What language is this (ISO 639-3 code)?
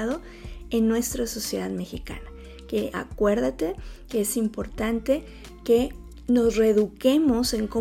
spa